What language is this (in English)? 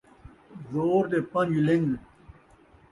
Saraiki